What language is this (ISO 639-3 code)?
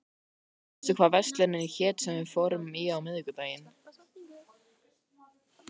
isl